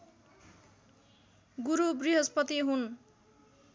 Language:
Nepali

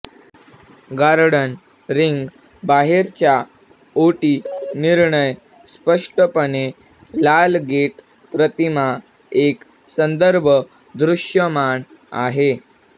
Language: Marathi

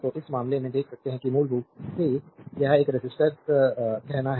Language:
Hindi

